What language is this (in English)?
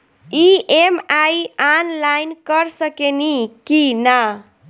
Bhojpuri